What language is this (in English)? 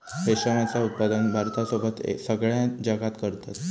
Marathi